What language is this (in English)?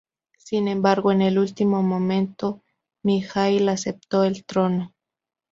Spanish